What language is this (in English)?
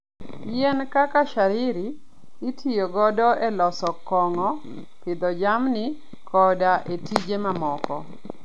Luo (Kenya and Tanzania)